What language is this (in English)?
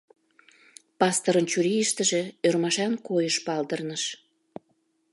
Mari